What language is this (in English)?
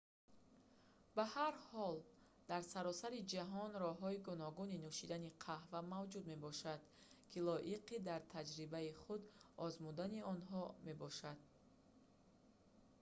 Tajik